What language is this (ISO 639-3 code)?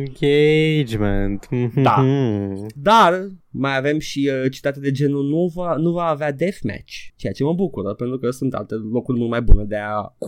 ron